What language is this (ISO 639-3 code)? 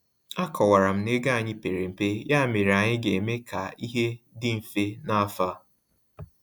ibo